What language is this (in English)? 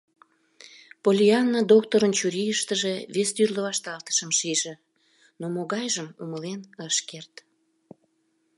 Mari